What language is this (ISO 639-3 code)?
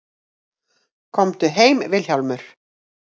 isl